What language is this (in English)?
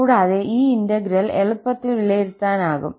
Malayalam